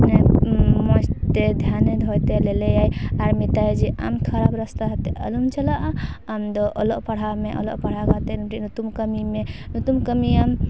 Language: Santali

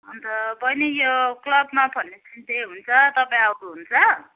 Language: Nepali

